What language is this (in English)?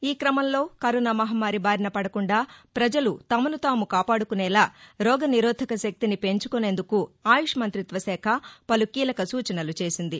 Telugu